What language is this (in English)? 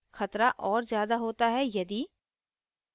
Hindi